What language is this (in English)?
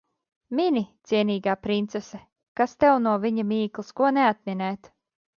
Latvian